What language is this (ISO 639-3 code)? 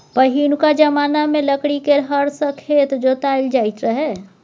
mai